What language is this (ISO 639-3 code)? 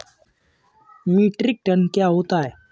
hin